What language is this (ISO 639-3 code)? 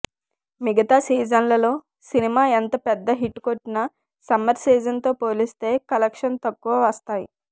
tel